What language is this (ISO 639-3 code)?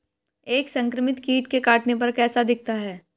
hin